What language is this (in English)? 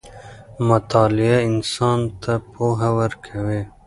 Pashto